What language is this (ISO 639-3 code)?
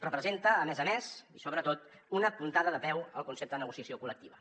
cat